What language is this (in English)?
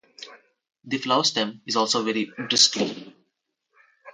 English